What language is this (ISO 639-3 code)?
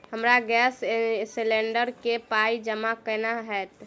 mai